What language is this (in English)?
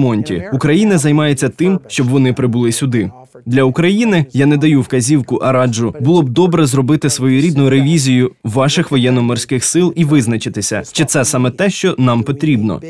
Ukrainian